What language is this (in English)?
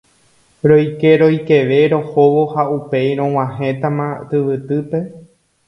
Guarani